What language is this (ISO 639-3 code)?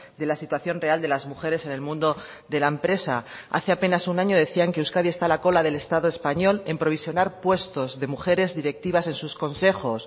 spa